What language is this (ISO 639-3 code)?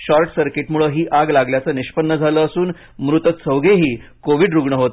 mar